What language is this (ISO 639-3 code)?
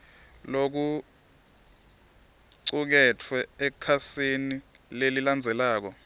ssw